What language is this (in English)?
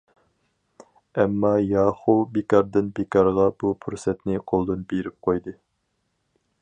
Uyghur